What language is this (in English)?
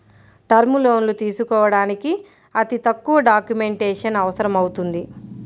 Telugu